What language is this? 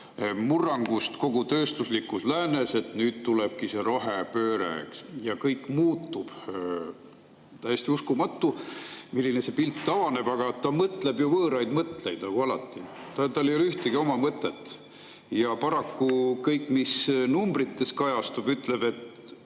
Estonian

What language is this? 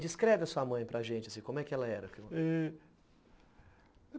Portuguese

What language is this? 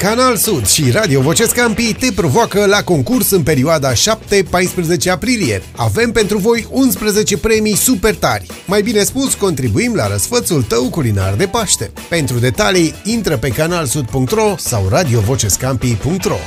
Romanian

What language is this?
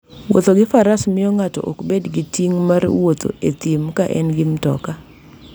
Luo (Kenya and Tanzania)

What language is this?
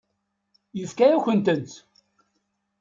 Kabyle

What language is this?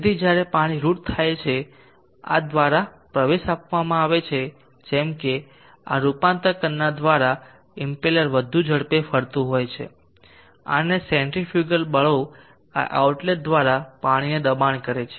Gujarati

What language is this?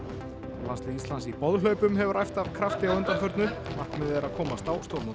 Icelandic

